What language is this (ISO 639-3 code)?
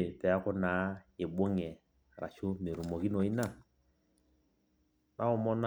mas